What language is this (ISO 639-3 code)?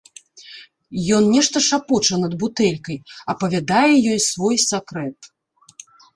bel